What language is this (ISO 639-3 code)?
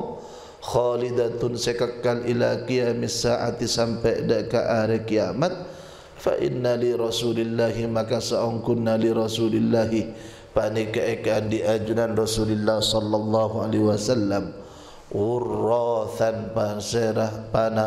msa